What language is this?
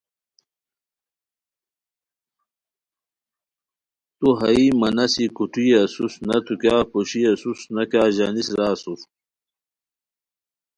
Khowar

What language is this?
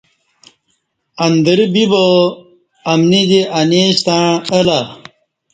Kati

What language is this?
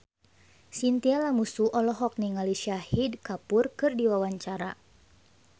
Sundanese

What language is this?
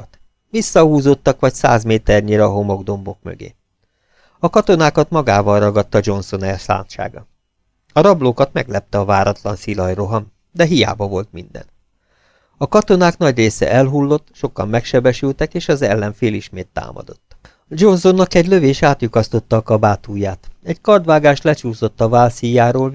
Hungarian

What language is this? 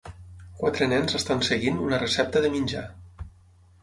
Catalan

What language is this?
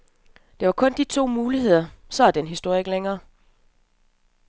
Danish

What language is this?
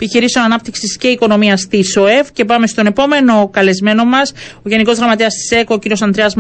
Greek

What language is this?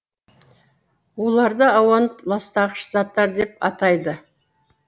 Kazakh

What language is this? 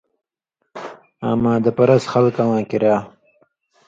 Indus Kohistani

